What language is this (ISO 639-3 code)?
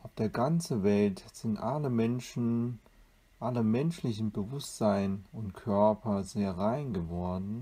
deu